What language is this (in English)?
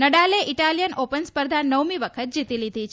Gujarati